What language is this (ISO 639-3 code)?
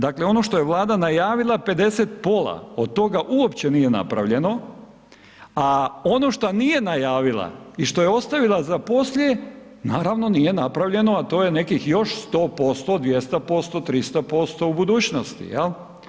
hrv